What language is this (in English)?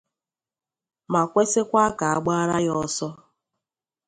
Igbo